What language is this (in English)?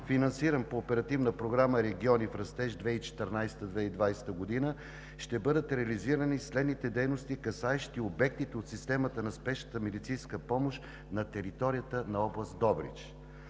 Bulgarian